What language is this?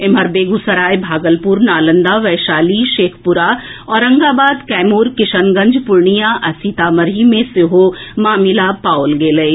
Maithili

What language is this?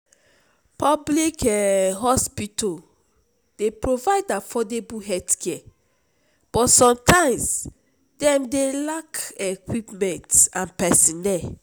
Nigerian Pidgin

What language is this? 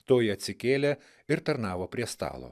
Lithuanian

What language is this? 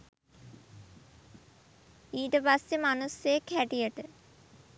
Sinhala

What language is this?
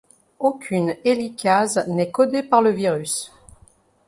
French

